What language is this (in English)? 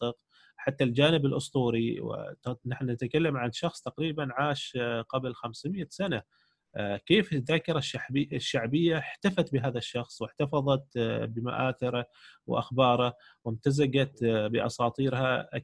Arabic